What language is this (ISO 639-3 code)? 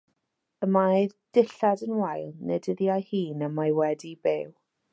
cym